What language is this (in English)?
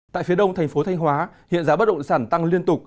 Vietnamese